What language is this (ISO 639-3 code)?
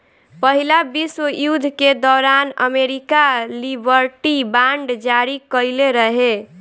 bho